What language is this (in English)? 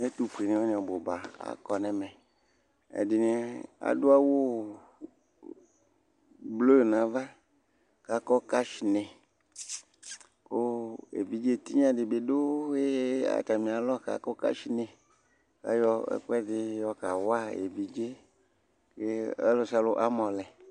Ikposo